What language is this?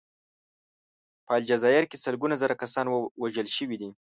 Pashto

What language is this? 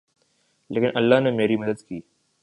Urdu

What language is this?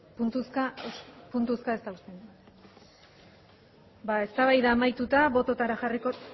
Basque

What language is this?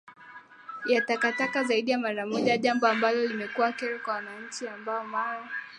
Swahili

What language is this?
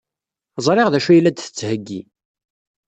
Kabyle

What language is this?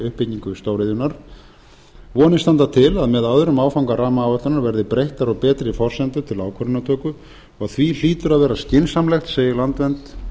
Icelandic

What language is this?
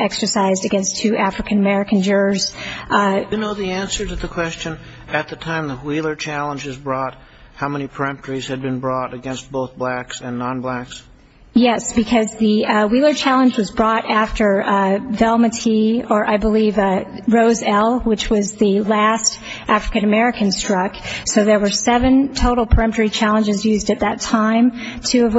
English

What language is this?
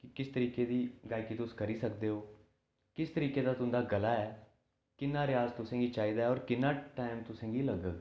Dogri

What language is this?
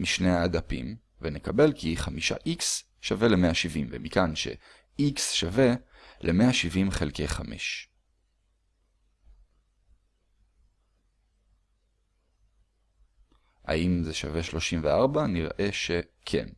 Hebrew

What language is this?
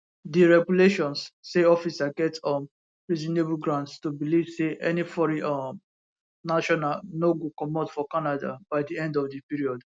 Nigerian Pidgin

